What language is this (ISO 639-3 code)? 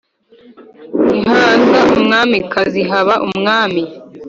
kin